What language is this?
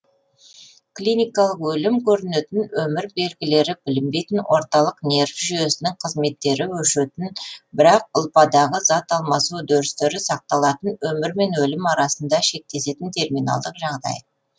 Kazakh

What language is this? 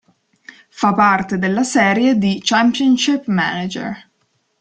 Italian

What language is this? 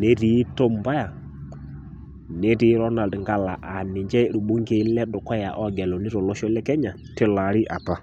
Masai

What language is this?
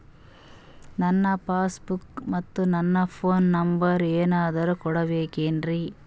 Kannada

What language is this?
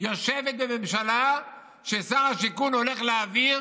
Hebrew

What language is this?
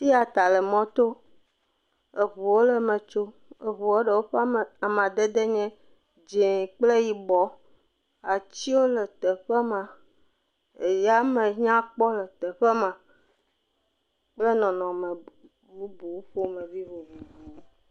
Ewe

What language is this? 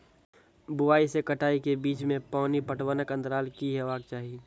Maithili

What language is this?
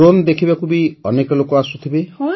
Odia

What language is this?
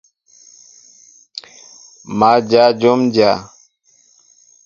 Mbo (Cameroon)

